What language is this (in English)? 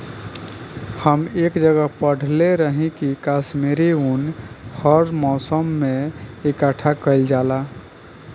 Bhojpuri